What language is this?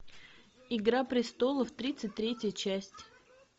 Russian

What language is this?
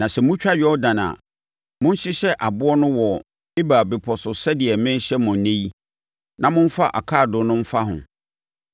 Akan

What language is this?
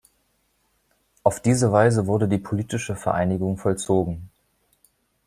German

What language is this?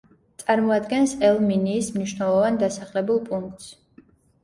Georgian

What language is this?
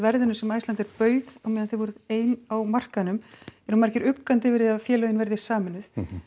Icelandic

